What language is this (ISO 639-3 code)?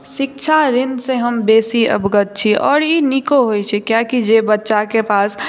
mai